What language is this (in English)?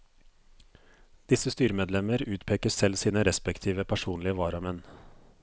Norwegian